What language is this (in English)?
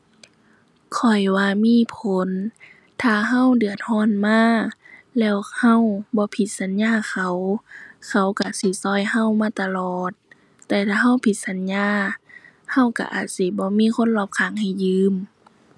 Thai